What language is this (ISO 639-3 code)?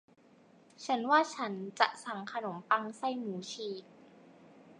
tha